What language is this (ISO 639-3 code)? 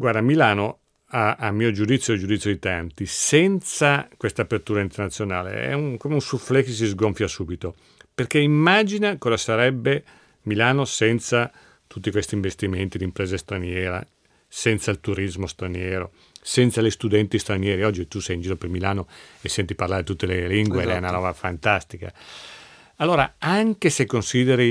ita